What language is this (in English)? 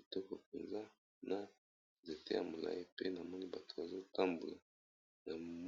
Lingala